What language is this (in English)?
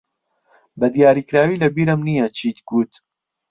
Central Kurdish